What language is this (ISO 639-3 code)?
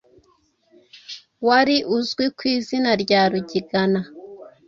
kin